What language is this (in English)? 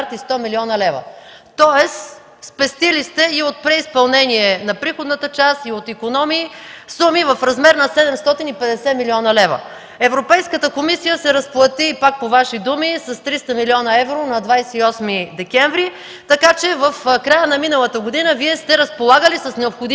Bulgarian